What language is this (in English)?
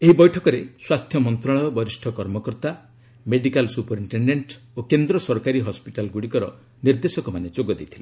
Odia